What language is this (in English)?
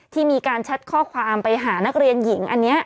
Thai